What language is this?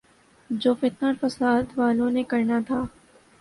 Urdu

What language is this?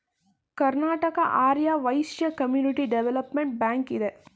Kannada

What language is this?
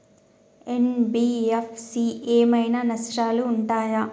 Telugu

